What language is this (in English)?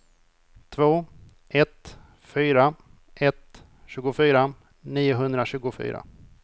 Swedish